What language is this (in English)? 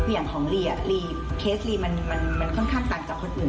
Thai